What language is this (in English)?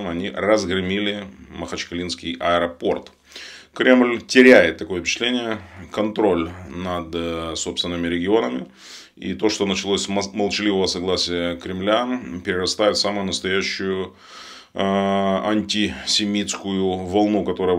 Russian